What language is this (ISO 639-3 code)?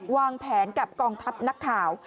tha